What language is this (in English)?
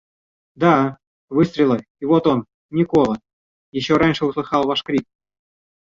Russian